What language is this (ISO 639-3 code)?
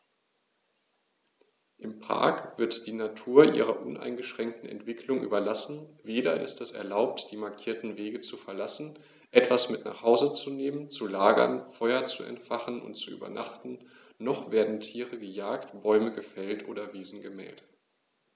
deu